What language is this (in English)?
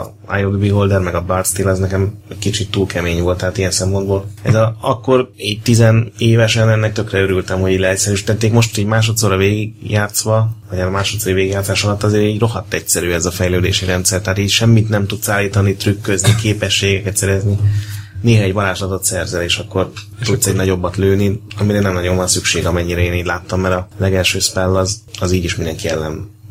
Hungarian